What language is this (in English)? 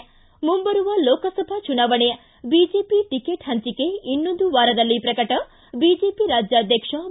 Kannada